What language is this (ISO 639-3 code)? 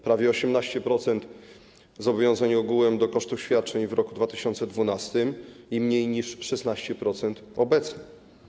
pol